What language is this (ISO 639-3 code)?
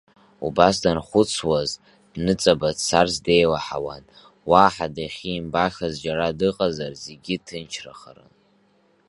abk